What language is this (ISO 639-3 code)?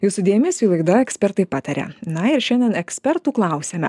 lit